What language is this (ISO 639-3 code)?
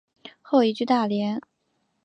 zho